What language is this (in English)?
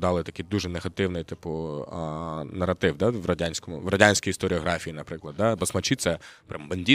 Ukrainian